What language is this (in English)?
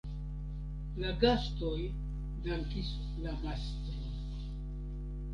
Esperanto